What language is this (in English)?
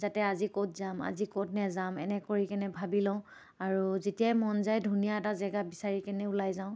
Assamese